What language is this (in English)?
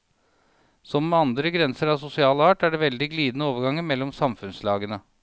Norwegian